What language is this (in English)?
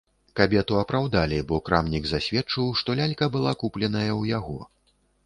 Belarusian